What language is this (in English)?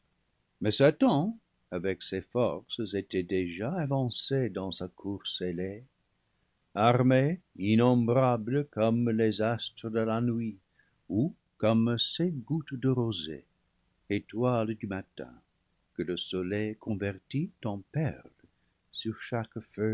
French